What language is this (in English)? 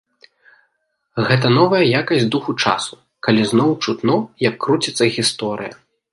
Belarusian